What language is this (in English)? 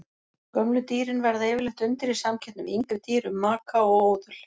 Icelandic